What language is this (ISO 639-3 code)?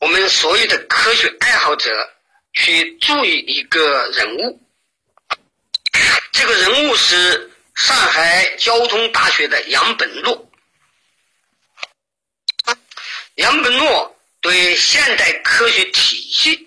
zho